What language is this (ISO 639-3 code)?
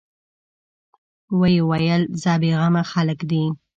pus